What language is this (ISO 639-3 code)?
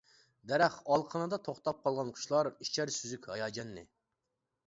uig